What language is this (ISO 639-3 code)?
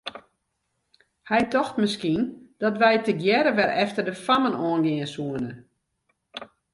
fry